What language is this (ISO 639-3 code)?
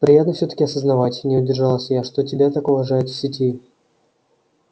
rus